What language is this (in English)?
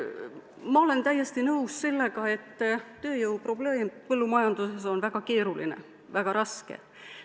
Estonian